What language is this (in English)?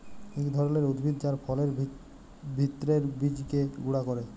Bangla